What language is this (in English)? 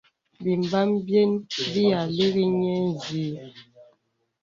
Bebele